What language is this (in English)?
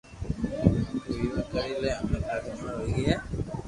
Loarki